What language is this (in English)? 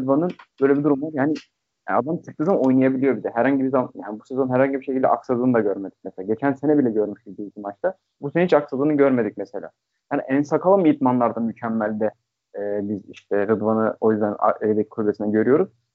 Turkish